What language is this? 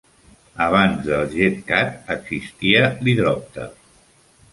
Catalan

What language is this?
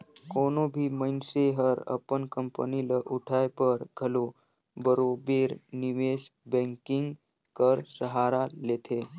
Chhattisgarhi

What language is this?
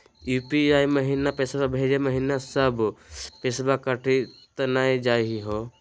Magahi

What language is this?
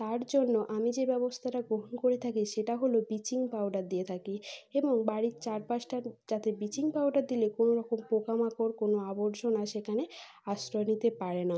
Bangla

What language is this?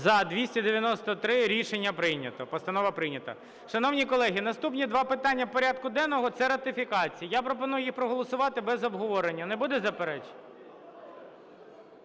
Ukrainian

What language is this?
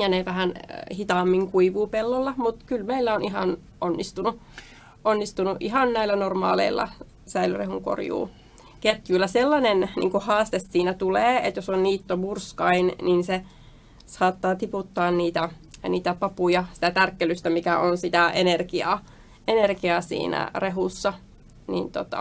Finnish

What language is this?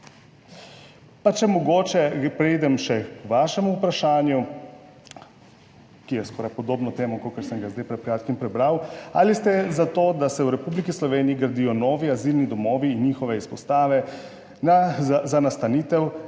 Slovenian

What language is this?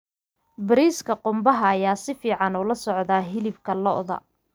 Somali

